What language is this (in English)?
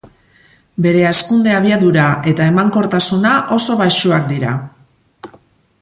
Basque